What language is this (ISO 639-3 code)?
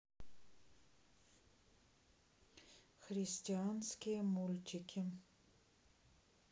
rus